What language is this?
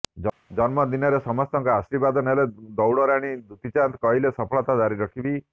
Odia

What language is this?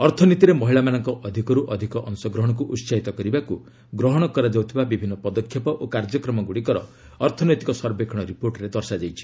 Odia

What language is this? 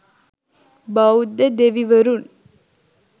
Sinhala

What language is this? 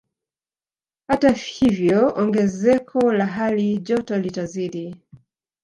Swahili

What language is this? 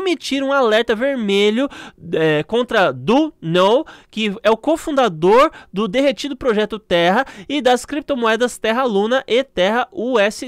Portuguese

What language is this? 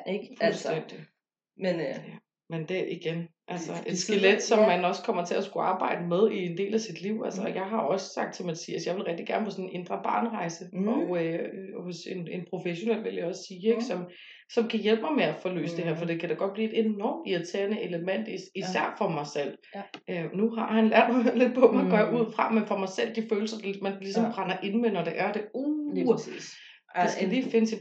Danish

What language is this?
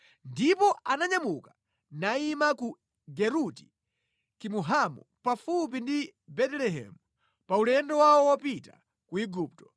Nyanja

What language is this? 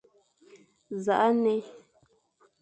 Fang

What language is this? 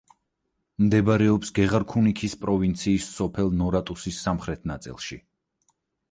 Georgian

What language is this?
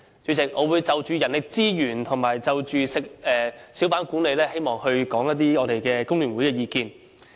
Cantonese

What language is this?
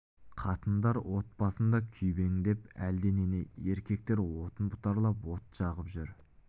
Kazakh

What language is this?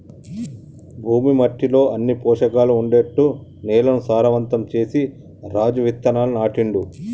Telugu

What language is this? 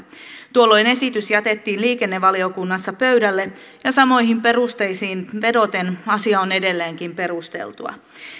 Finnish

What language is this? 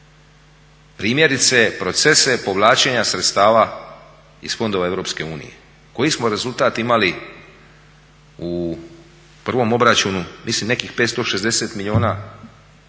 Croatian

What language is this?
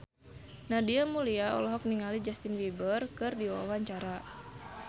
Sundanese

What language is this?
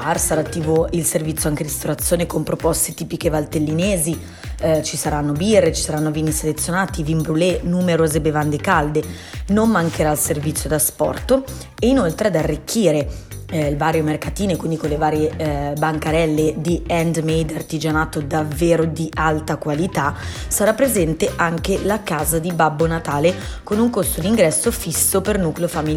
Italian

